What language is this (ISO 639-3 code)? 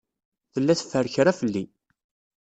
kab